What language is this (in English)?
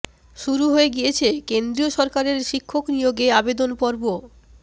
Bangla